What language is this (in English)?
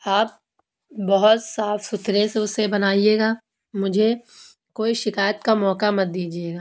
Urdu